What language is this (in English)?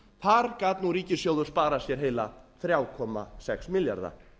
Icelandic